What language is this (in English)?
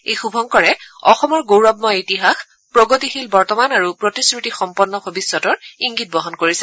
Assamese